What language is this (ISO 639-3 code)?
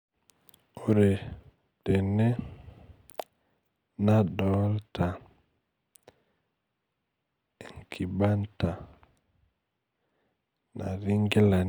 mas